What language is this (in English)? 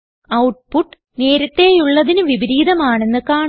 Malayalam